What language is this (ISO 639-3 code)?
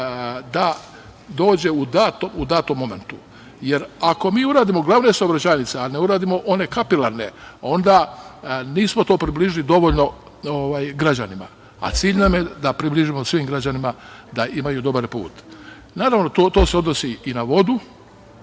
srp